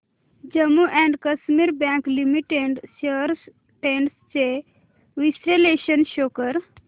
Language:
Marathi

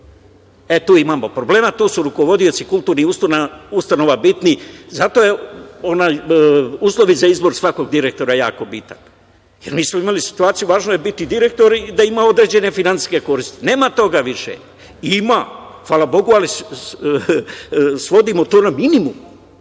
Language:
Serbian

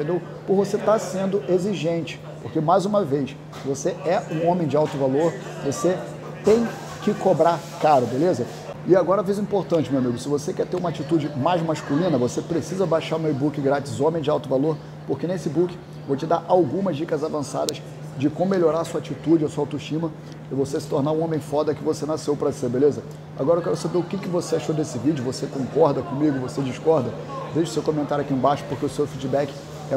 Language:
Portuguese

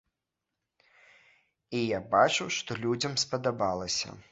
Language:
Belarusian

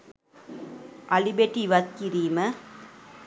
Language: Sinhala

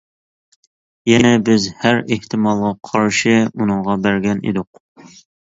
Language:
Uyghur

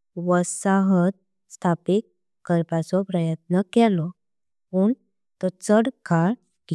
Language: Konkani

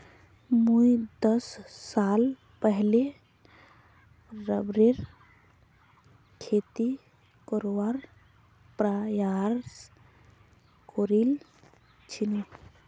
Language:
Magahi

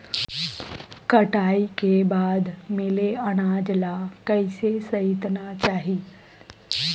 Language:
Chhattisgarhi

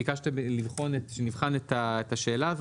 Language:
Hebrew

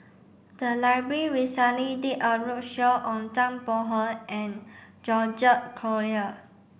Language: English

